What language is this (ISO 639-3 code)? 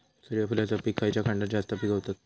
mar